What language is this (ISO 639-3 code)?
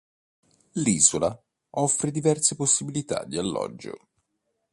ita